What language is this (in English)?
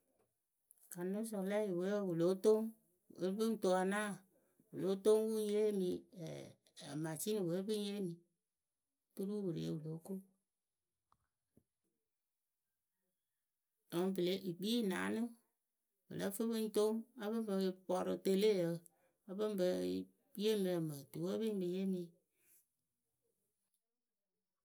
Akebu